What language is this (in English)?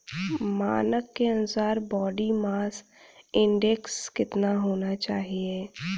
Hindi